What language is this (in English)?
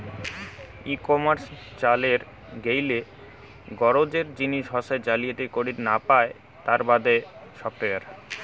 Bangla